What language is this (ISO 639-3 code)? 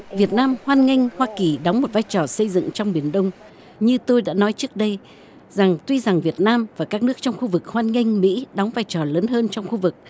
vie